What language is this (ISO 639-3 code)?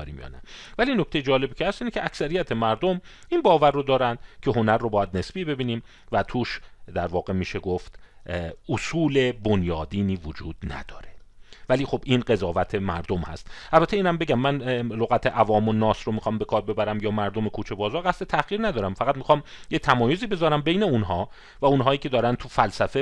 fas